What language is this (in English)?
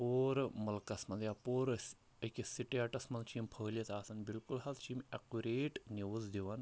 Kashmiri